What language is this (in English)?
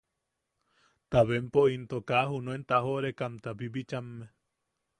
Yaqui